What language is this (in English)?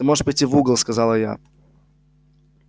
Russian